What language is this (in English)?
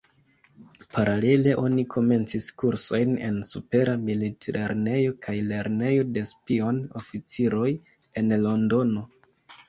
Esperanto